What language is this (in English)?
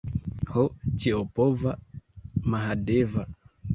Esperanto